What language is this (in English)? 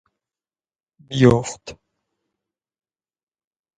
Persian